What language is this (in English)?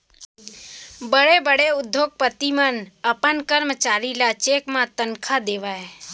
Chhattisgarhi